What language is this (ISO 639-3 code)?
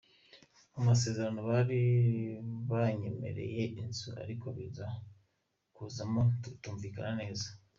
kin